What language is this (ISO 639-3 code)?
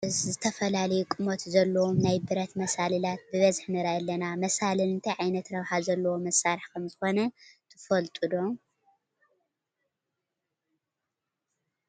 tir